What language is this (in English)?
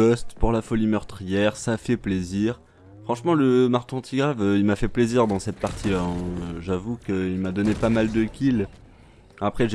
French